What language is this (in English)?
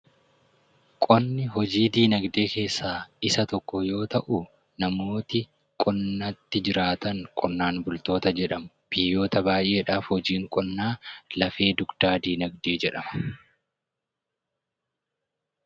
Oromo